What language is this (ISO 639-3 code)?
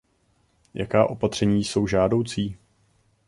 ces